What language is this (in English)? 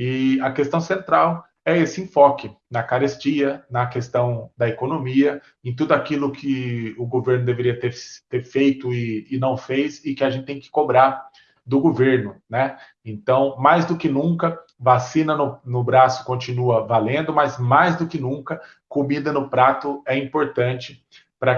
Portuguese